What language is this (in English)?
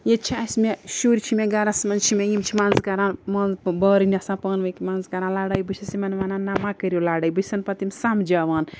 Kashmiri